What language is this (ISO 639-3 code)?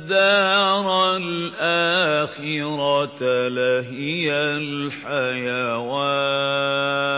ara